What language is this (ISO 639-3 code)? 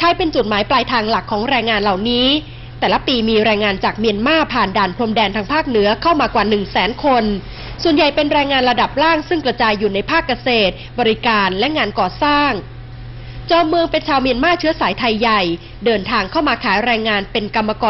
tha